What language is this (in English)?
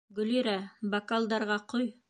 Bashkir